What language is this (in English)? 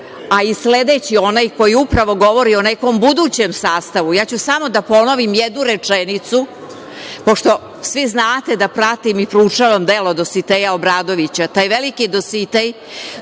Serbian